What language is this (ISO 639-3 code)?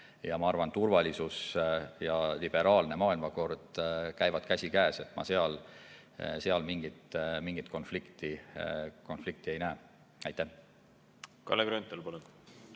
est